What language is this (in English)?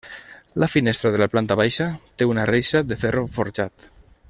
Catalan